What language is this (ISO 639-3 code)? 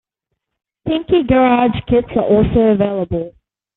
eng